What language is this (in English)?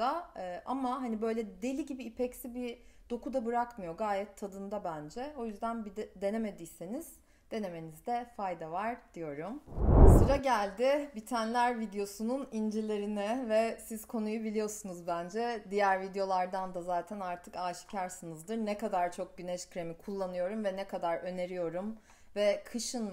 Turkish